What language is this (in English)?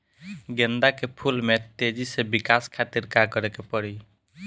Bhojpuri